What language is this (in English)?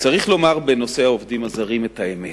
Hebrew